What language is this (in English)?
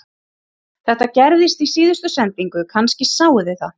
Icelandic